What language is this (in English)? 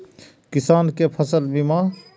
Maithili